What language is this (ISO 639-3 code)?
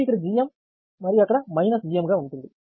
tel